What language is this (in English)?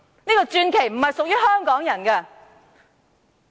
Cantonese